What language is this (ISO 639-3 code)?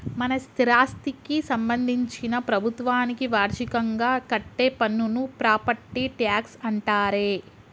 tel